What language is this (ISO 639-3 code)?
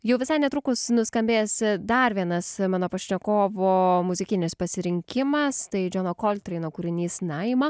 lit